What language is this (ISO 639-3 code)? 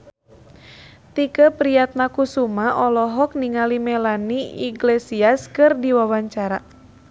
sun